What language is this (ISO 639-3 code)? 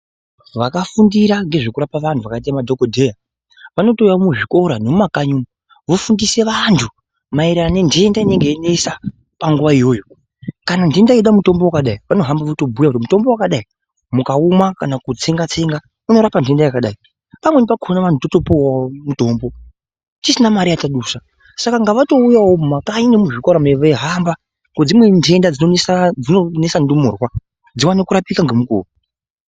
ndc